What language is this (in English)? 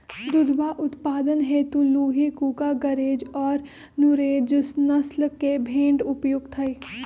Magahi